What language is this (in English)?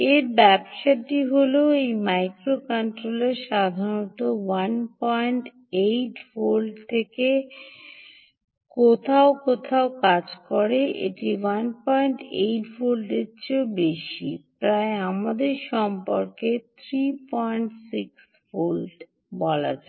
Bangla